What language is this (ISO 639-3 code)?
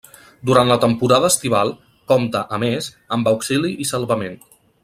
cat